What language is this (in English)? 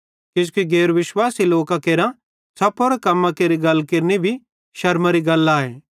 Bhadrawahi